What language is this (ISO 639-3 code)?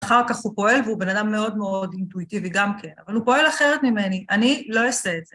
heb